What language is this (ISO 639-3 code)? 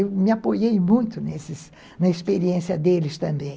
por